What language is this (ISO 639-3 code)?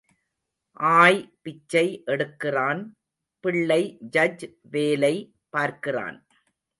tam